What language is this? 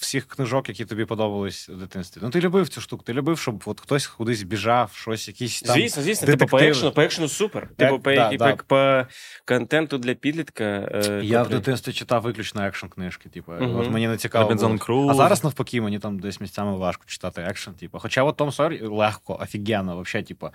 Ukrainian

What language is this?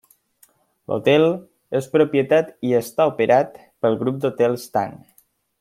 Catalan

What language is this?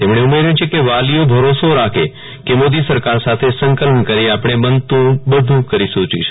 Gujarati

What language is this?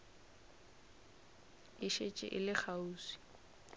Northern Sotho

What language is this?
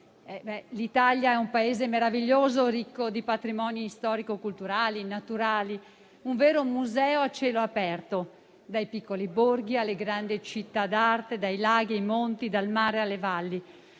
Italian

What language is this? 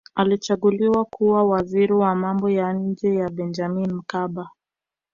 Swahili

